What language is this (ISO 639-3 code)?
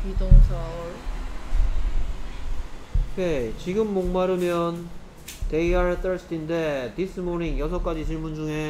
kor